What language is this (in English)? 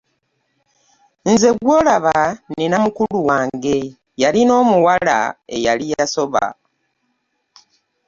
Ganda